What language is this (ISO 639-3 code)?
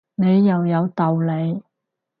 yue